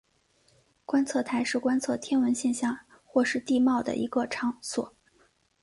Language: Chinese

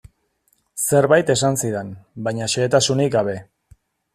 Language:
Basque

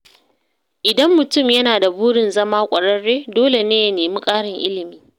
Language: Hausa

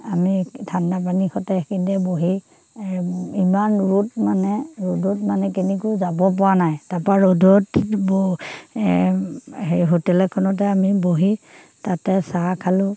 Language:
Assamese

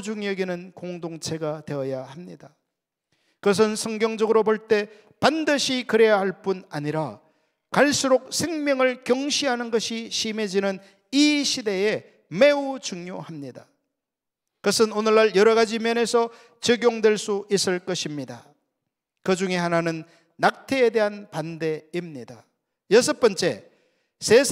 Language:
Korean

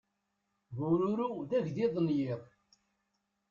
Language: Kabyle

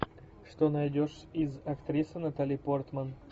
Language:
Russian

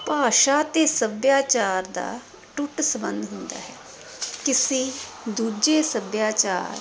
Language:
Punjabi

